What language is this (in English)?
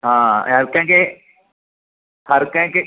Sindhi